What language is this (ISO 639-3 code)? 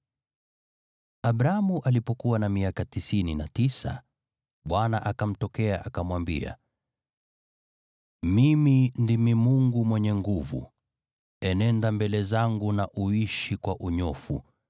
swa